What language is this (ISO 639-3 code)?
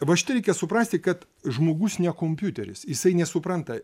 lit